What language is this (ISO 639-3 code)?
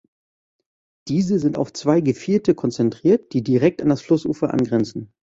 deu